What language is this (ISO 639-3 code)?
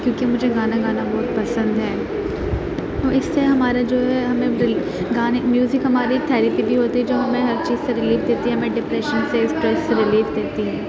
urd